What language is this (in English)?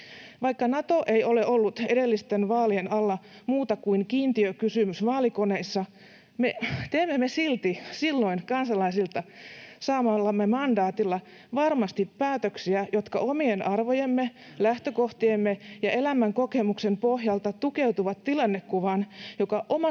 Finnish